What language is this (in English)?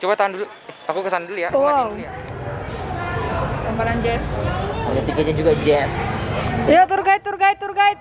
Indonesian